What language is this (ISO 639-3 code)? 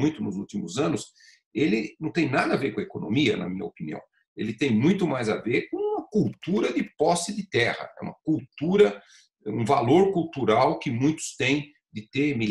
por